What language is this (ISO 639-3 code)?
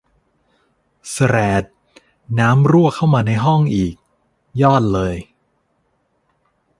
tha